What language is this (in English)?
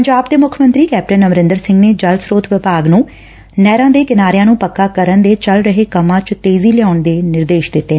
Punjabi